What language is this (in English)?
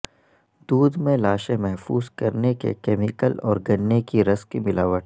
Urdu